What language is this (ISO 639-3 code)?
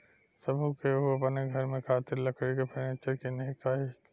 bho